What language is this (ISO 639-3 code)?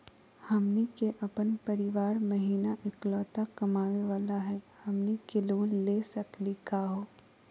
mag